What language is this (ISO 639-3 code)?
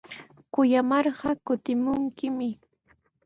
qws